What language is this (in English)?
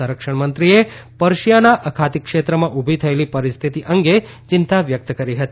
Gujarati